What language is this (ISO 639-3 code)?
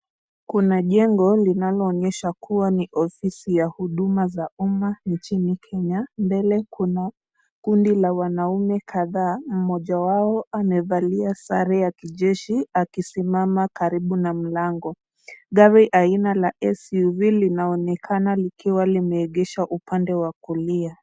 swa